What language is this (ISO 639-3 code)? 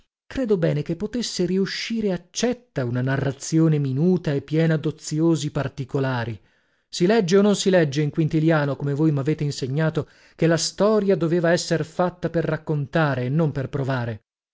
ita